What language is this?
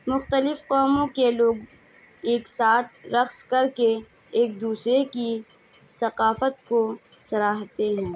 Urdu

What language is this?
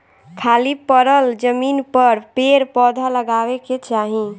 Bhojpuri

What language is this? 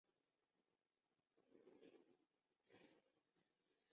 Chinese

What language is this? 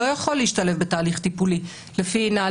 Hebrew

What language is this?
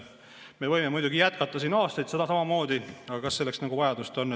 Estonian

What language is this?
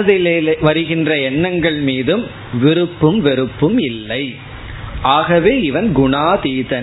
Tamil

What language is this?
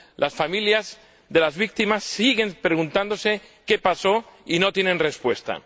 Spanish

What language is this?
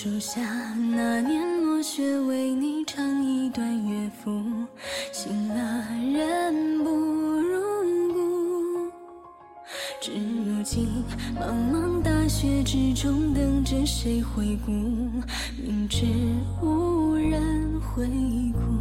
Chinese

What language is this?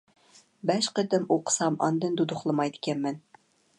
Uyghur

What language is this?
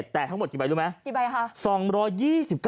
Thai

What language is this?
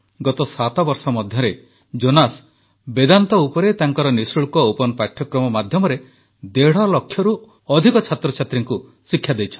Odia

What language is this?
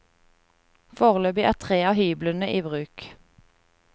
Norwegian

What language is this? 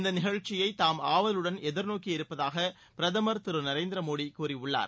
Tamil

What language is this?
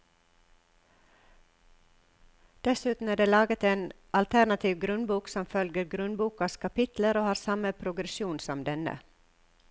Norwegian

